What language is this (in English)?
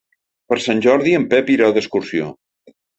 Catalan